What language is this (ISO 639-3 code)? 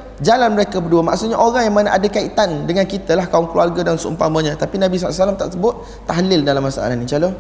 msa